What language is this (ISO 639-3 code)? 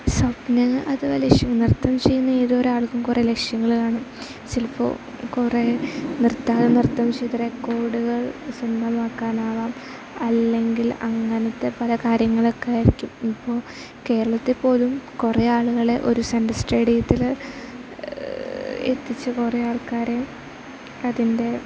mal